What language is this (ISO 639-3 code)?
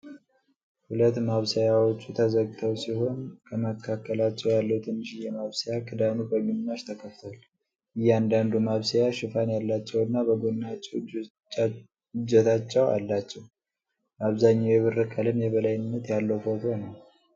amh